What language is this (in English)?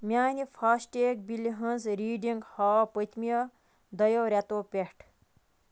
Kashmiri